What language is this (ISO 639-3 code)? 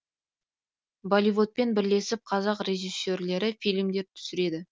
kaz